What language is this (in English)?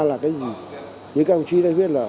Vietnamese